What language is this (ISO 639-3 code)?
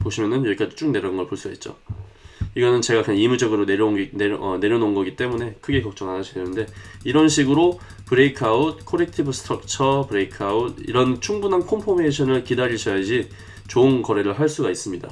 kor